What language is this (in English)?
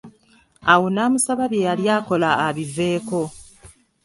Ganda